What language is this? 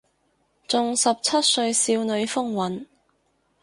Cantonese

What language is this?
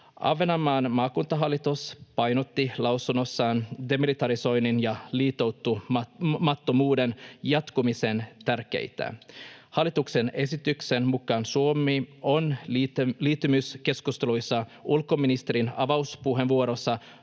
Finnish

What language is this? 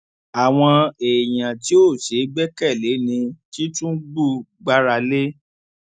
Yoruba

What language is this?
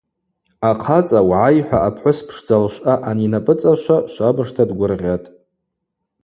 Abaza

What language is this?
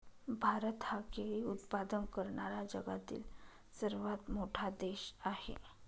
Marathi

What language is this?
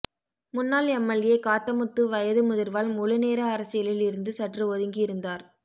Tamil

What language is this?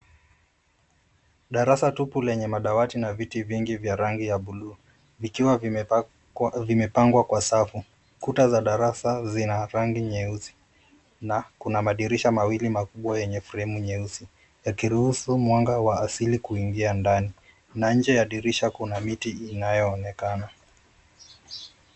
Swahili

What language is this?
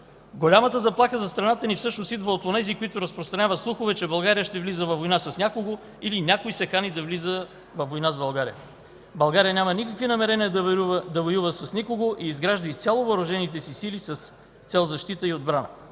Bulgarian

